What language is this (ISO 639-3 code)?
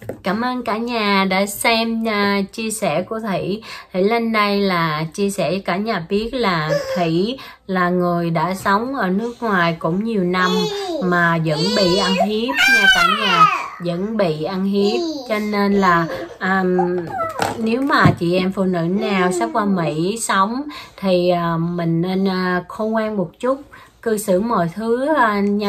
vie